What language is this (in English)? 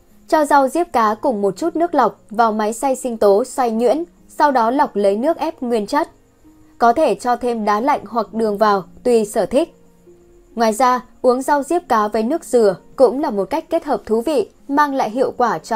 Vietnamese